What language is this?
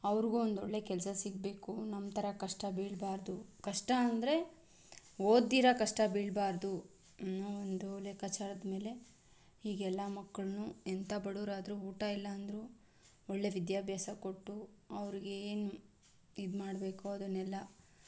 Kannada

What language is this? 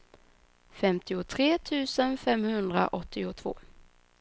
Swedish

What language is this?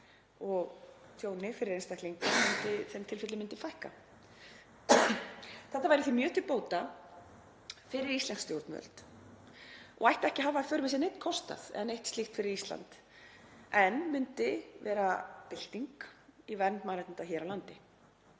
Icelandic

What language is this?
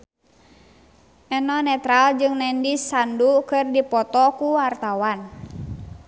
Sundanese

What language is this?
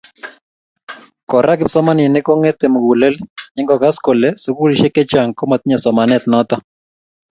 Kalenjin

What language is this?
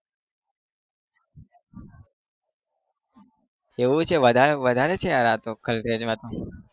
Gujarati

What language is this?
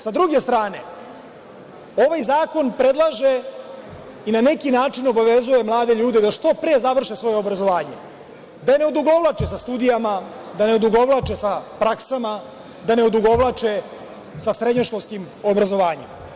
Serbian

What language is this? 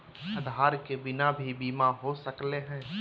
Magahi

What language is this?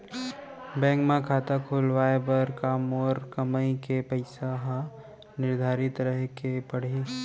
Chhattisgarhi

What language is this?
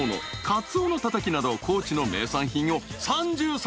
Japanese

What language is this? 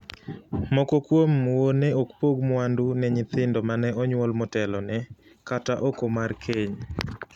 Luo (Kenya and Tanzania)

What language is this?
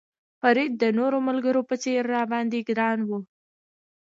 Pashto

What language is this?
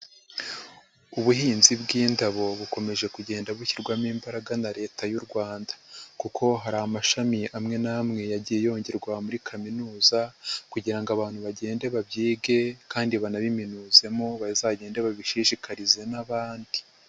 Kinyarwanda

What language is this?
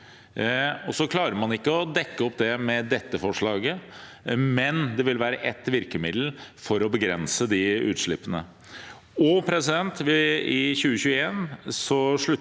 Norwegian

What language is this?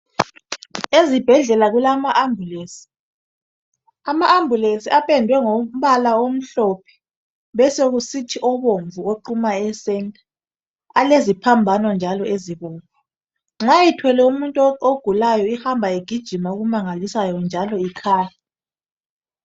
North Ndebele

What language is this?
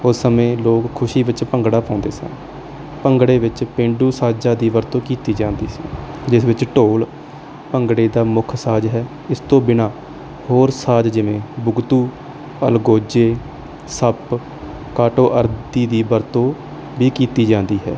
Punjabi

